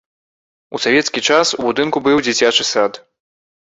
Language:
Belarusian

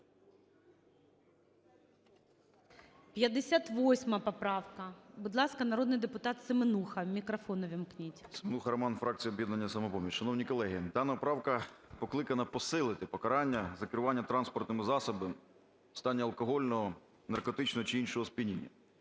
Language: Ukrainian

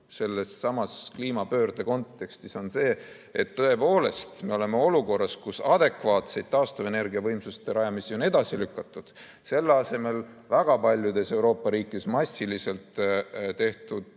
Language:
Estonian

